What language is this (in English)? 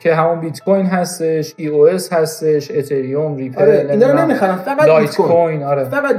Persian